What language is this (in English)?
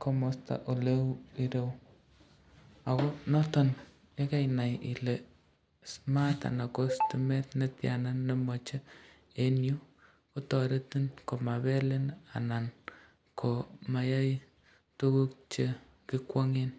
Kalenjin